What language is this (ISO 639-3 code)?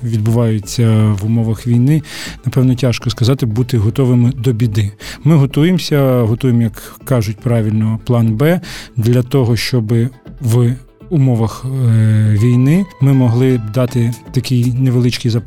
ukr